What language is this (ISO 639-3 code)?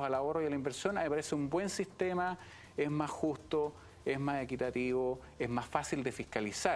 spa